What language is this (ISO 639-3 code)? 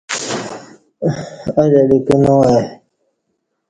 bsh